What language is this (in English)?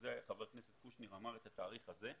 Hebrew